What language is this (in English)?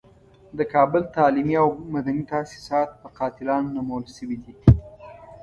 Pashto